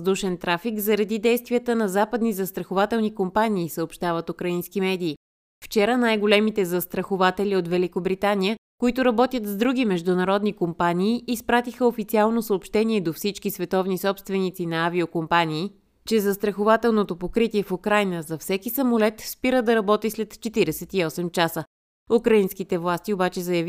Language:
Bulgarian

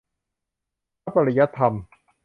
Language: Thai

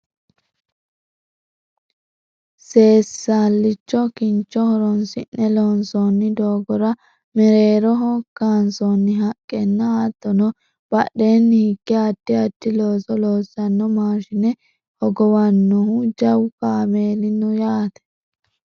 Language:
Sidamo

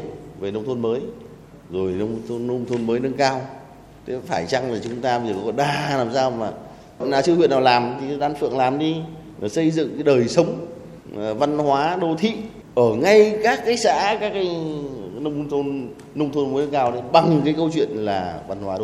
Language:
Vietnamese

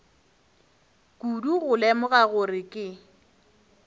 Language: Northern Sotho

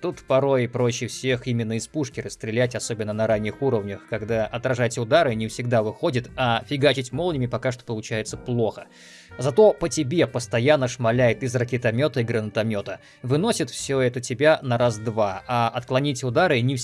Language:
Russian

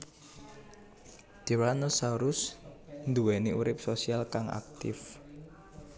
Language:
Javanese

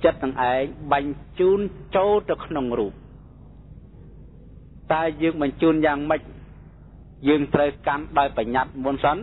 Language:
Thai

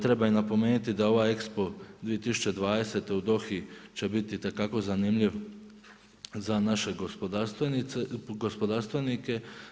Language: Croatian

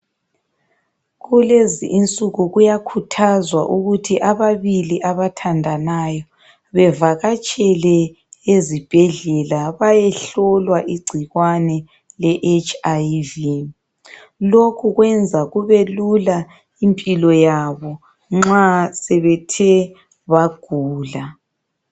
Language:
North Ndebele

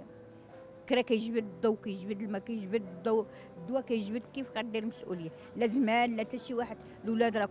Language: Arabic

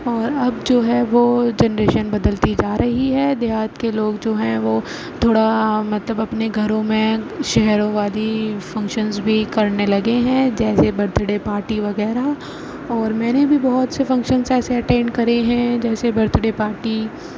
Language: Urdu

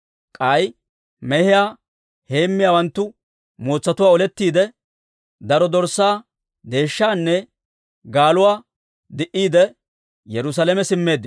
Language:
Dawro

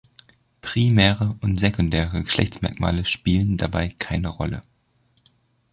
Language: German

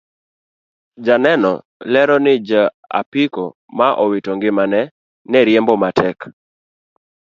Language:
Luo (Kenya and Tanzania)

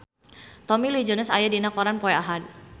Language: Sundanese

